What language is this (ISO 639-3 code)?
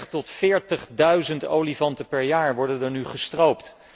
nld